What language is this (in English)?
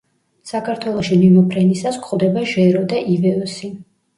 Georgian